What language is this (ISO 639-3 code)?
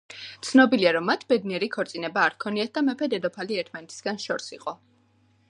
kat